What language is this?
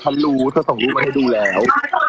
Thai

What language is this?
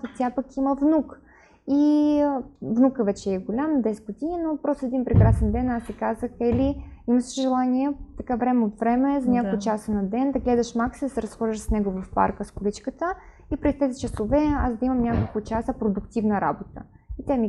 Bulgarian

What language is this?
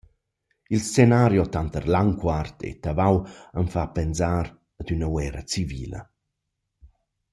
Romansh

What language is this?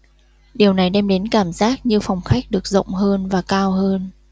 Vietnamese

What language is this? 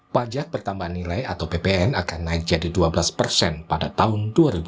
Indonesian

